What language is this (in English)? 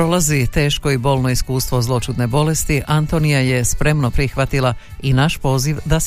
Croatian